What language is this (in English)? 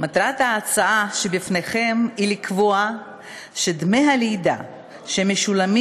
Hebrew